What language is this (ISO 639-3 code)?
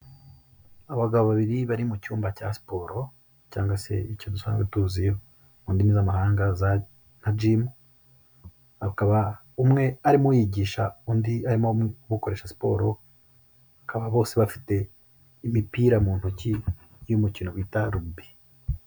kin